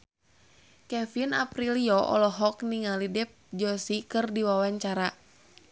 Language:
Sundanese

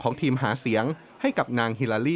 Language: Thai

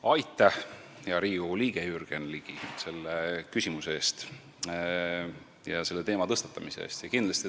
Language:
Estonian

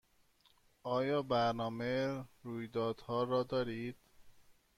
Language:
Persian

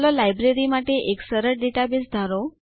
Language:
Gujarati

